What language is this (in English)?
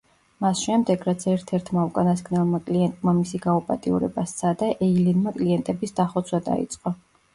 Georgian